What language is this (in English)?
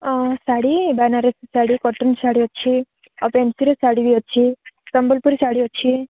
Odia